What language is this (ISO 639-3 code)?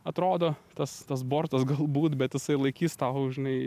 lit